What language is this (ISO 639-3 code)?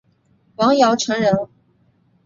zho